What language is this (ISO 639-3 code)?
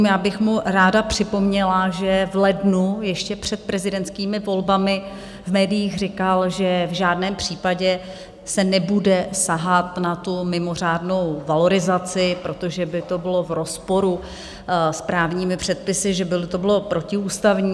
ces